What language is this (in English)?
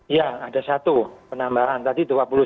Indonesian